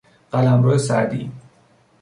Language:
Persian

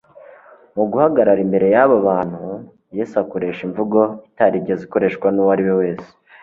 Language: Kinyarwanda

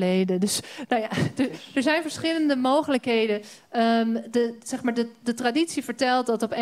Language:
Dutch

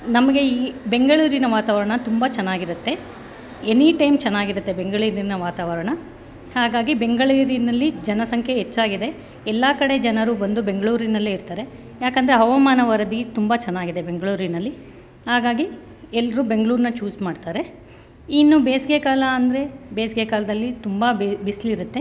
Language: Kannada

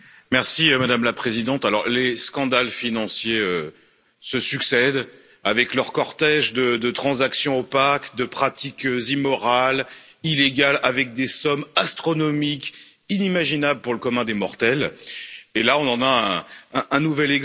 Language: French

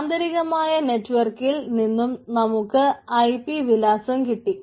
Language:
Malayalam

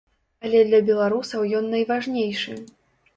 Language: Belarusian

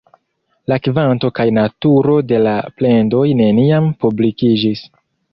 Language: Esperanto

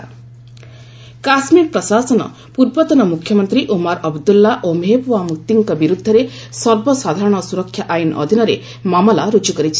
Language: Odia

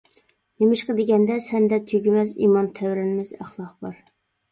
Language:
Uyghur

